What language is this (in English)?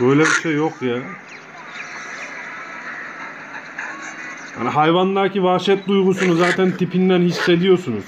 Turkish